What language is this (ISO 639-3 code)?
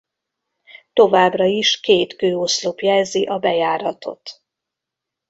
hun